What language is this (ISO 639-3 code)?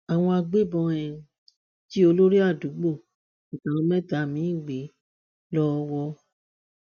yor